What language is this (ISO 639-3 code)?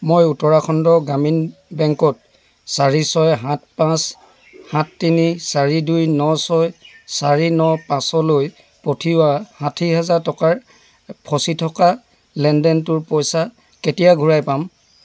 asm